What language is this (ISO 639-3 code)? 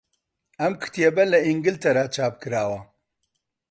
ckb